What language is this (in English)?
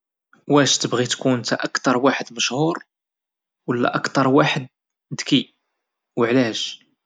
Moroccan Arabic